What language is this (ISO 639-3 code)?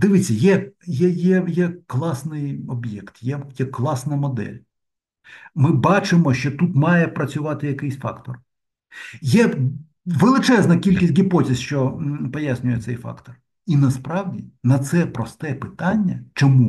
ukr